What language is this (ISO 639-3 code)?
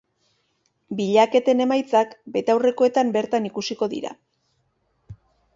eus